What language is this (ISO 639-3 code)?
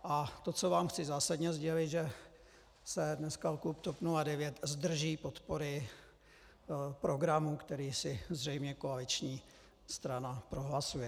ces